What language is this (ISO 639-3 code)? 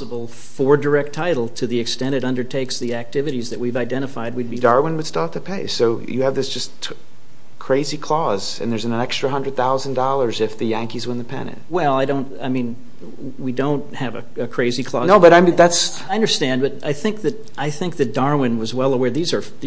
eng